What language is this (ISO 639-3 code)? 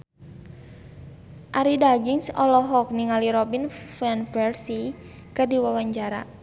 sun